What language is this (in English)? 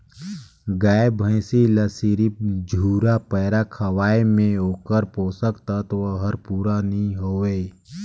Chhattisgarhi